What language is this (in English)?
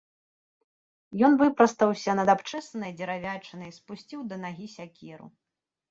Belarusian